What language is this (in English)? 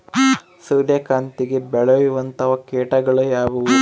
Kannada